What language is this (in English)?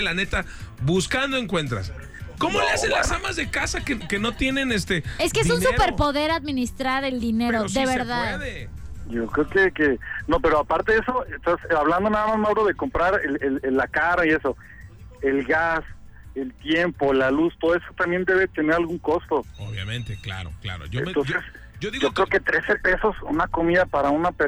Spanish